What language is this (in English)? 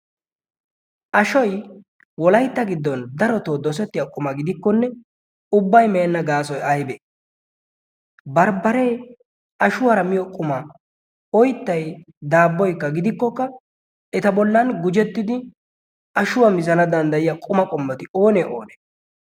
Wolaytta